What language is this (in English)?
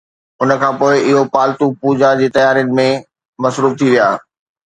Sindhi